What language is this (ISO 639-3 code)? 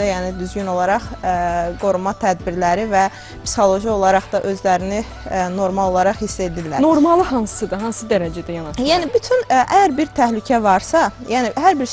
tur